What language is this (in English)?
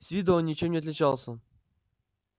Russian